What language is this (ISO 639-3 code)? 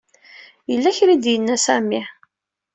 kab